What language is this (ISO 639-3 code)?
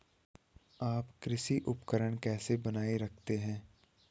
hin